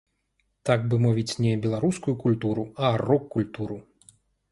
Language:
Belarusian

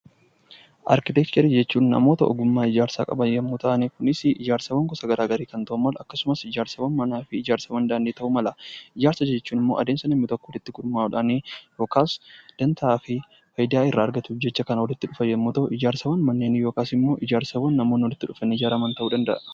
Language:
Oromo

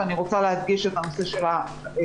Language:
Hebrew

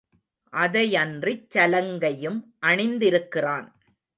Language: Tamil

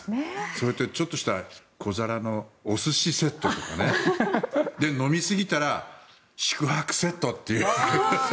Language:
Japanese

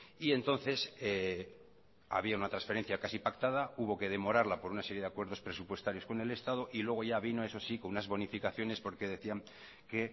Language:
Spanish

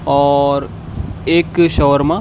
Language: Urdu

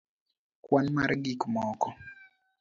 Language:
Luo (Kenya and Tanzania)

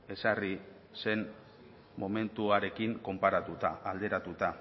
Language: Basque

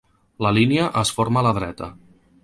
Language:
Catalan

